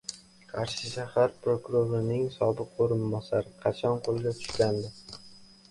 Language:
Uzbek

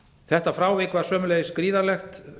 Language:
Icelandic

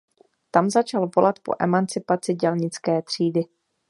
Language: Czech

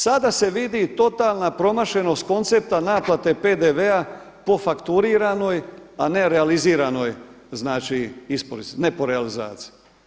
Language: Croatian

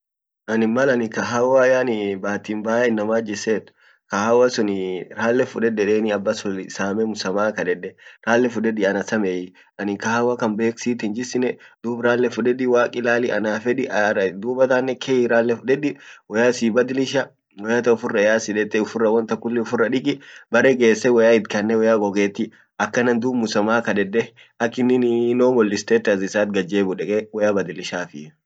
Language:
Orma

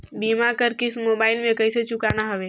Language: Chhattisgarhi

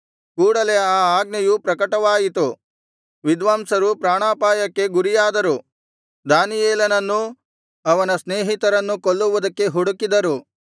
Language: Kannada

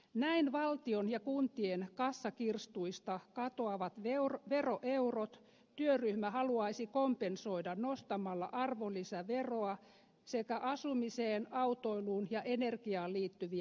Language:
Finnish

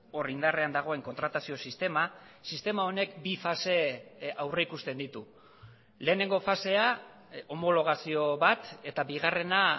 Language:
Basque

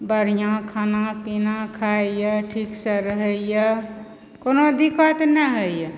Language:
Maithili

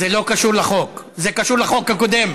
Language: Hebrew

